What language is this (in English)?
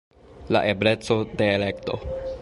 Esperanto